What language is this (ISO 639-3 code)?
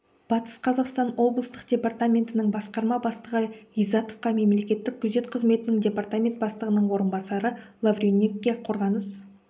kaz